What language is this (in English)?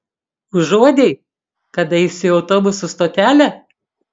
Lithuanian